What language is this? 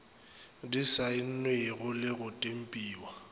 Northern Sotho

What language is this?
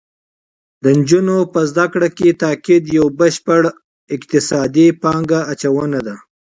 Pashto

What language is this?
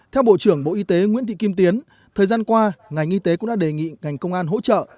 Vietnamese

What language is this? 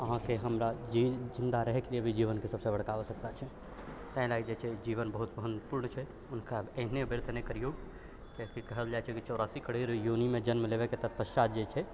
Maithili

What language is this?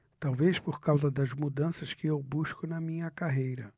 Portuguese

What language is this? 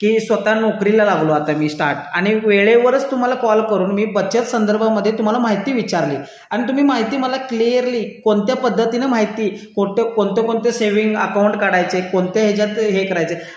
Marathi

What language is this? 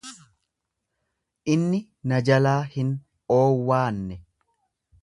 Oromo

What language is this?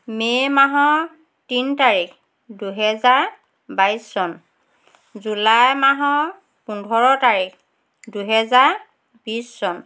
Assamese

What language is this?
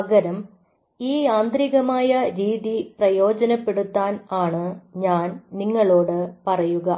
Malayalam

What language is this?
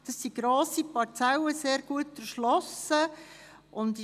Swiss German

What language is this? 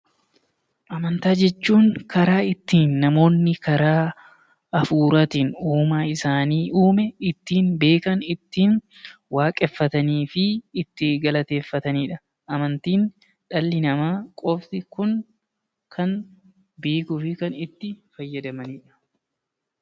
Oromo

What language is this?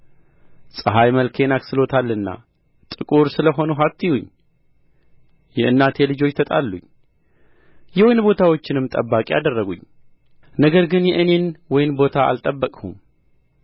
Amharic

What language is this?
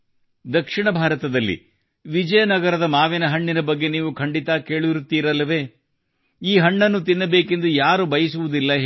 Kannada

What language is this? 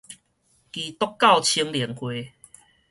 Min Nan Chinese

